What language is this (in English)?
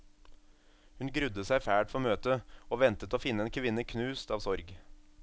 Norwegian